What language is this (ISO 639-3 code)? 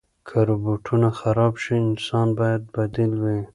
pus